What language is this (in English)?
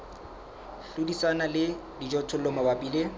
Southern Sotho